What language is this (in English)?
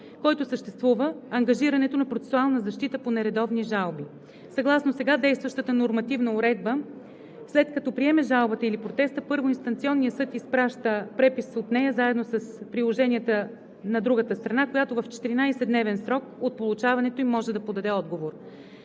Bulgarian